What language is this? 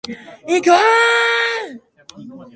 Japanese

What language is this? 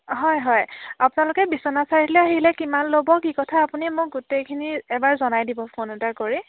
Assamese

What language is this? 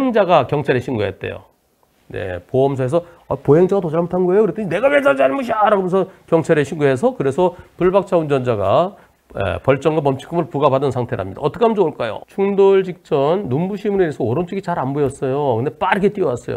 Korean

